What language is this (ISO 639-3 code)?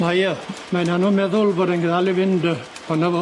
cym